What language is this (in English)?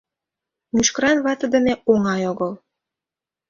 Mari